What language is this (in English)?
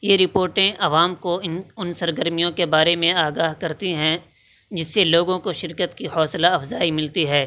Urdu